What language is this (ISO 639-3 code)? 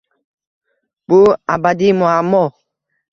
uzb